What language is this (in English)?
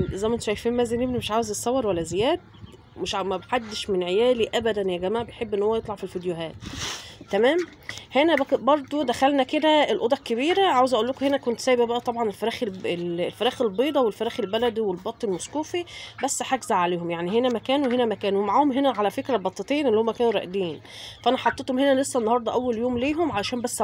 Arabic